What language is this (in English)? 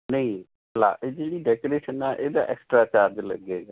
Punjabi